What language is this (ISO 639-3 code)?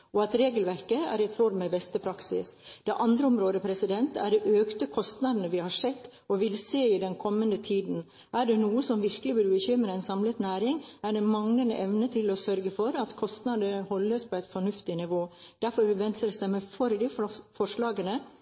nob